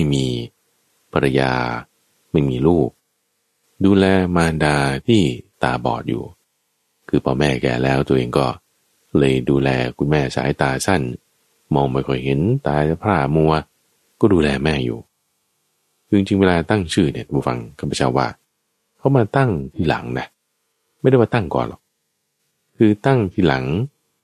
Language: Thai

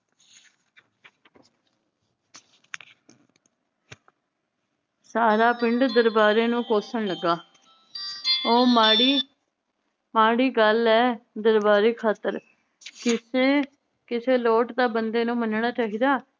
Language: Punjabi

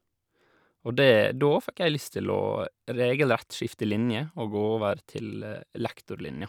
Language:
Norwegian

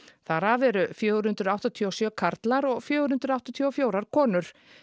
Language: Icelandic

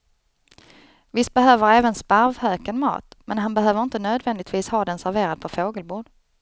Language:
Swedish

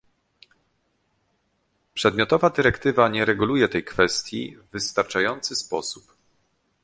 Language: Polish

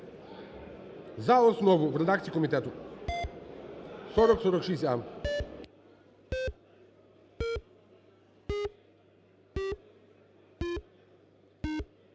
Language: Ukrainian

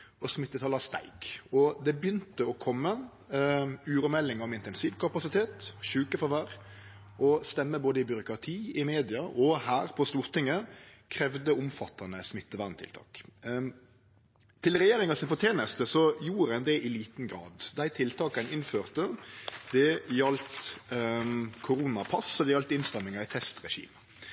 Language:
Norwegian Nynorsk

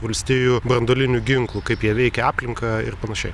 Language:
Lithuanian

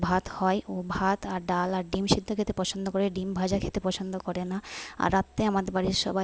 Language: Bangla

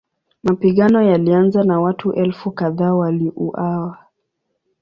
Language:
Swahili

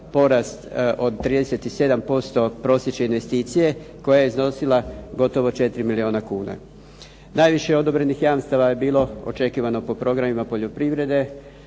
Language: Croatian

